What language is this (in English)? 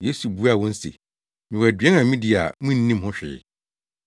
Akan